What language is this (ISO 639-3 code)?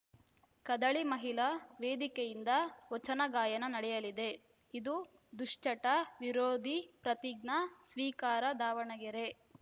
kan